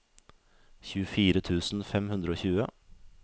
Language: Norwegian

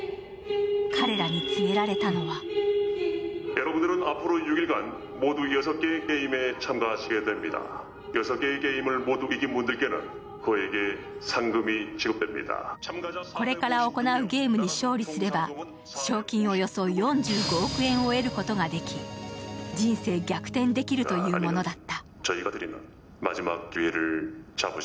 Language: Japanese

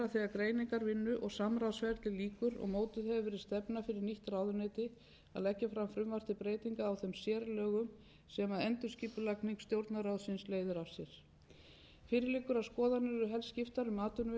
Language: Icelandic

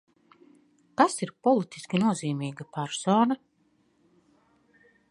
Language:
Latvian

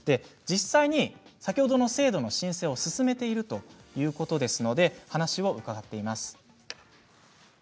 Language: Japanese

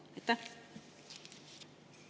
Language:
Estonian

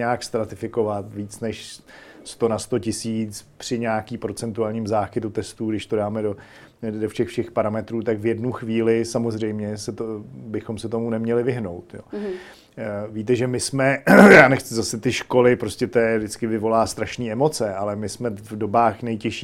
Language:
Czech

